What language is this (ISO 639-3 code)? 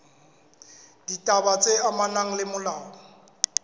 sot